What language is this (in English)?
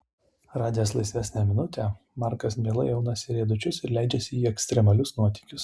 Lithuanian